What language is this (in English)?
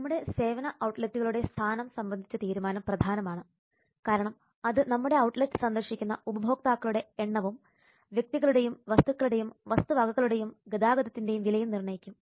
Malayalam